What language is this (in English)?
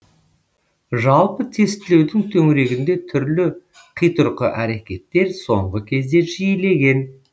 Kazakh